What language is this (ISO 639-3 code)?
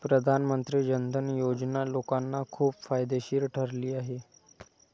mar